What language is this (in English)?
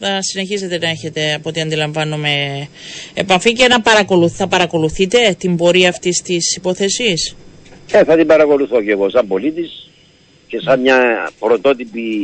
Greek